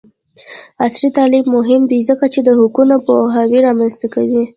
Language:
Pashto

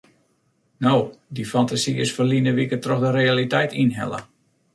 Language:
Western Frisian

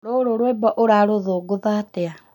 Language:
Kikuyu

